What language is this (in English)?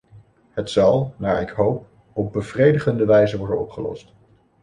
Dutch